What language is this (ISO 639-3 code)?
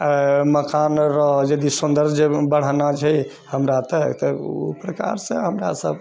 mai